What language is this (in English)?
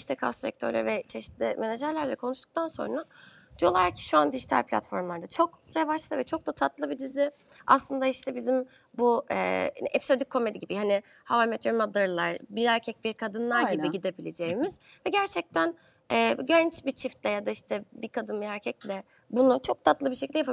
Turkish